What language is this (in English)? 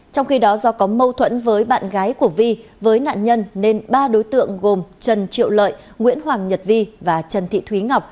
Vietnamese